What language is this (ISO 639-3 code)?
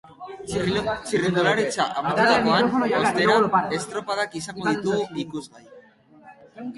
eus